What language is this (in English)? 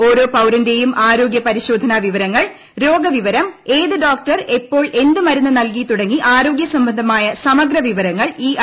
Malayalam